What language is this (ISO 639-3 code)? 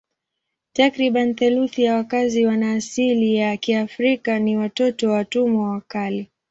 swa